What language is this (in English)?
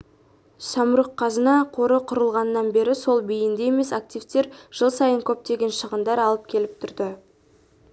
Kazakh